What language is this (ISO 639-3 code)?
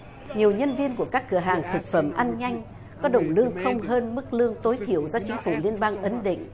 vie